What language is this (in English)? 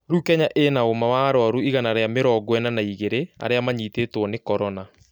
Kikuyu